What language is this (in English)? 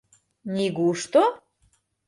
Mari